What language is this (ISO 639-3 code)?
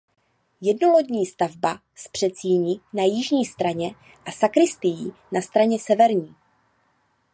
ces